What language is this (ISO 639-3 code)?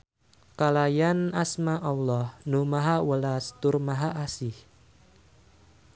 sun